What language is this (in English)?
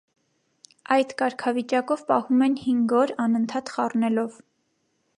Armenian